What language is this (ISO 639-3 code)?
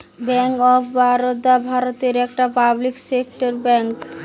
ben